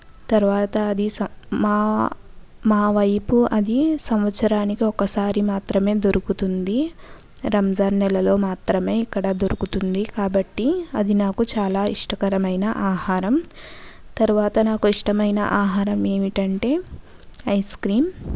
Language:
Telugu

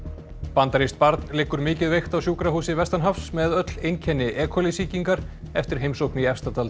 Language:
Icelandic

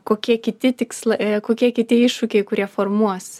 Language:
Lithuanian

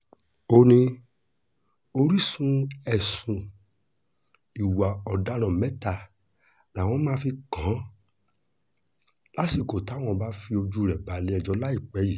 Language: Yoruba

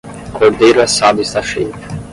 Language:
Portuguese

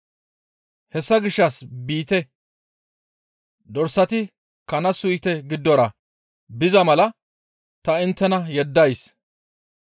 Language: Gamo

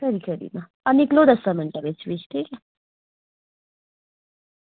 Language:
Dogri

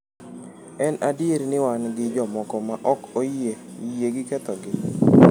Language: Luo (Kenya and Tanzania)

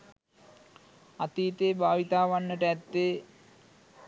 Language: Sinhala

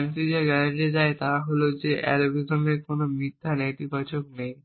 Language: Bangla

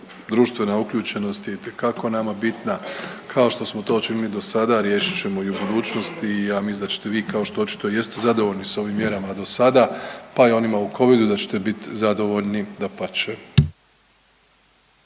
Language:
Croatian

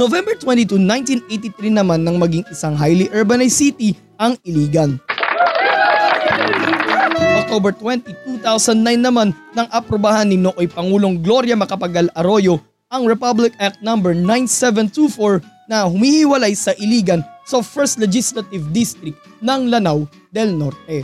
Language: Filipino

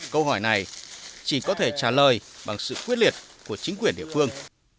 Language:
Vietnamese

